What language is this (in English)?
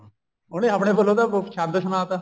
Punjabi